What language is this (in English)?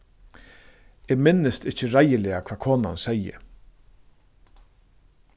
Faroese